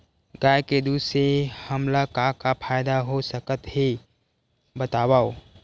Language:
Chhattisgarhi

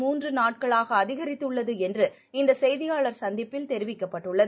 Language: Tamil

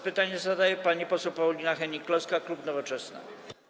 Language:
Polish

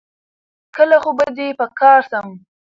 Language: Pashto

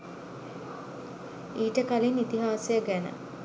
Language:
Sinhala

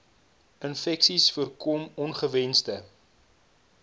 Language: Afrikaans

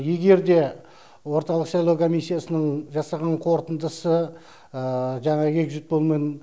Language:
Kazakh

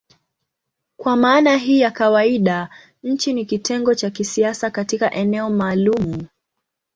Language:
Swahili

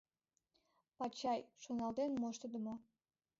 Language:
Mari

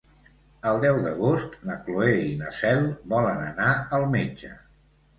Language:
Catalan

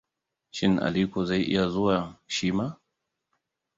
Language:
Hausa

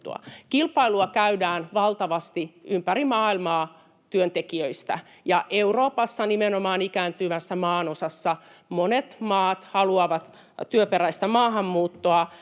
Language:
Finnish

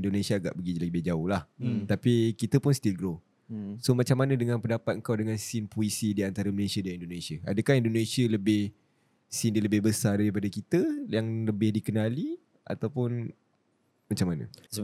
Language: Malay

